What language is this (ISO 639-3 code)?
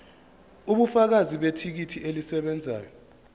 zul